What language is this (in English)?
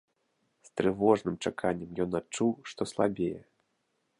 Belarusian